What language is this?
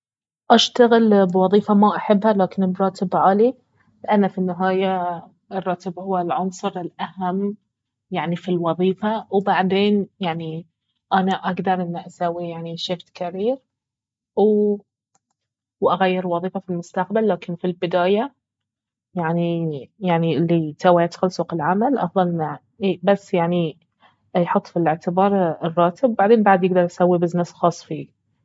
Baharna Arabic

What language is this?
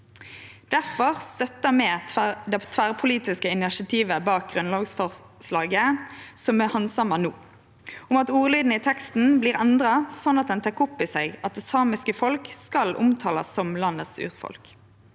Norwegian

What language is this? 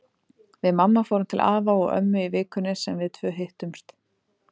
Icelandic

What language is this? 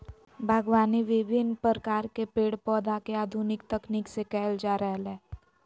Magahi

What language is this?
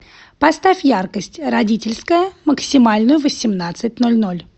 Russian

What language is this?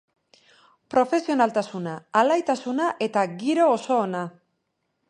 Basque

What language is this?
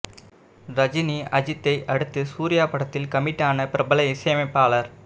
Tamil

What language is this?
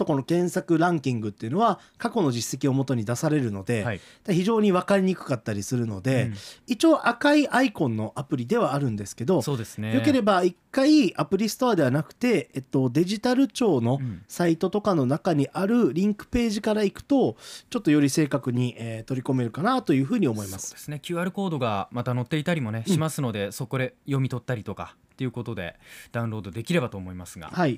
Japanese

